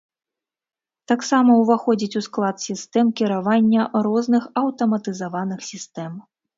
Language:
Belarusian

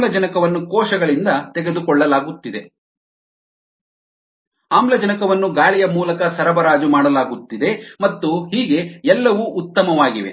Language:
Kannada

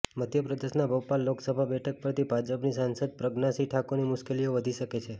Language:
Gujarati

